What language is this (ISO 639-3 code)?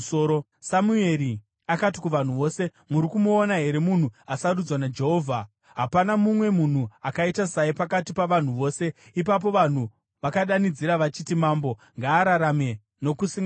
sna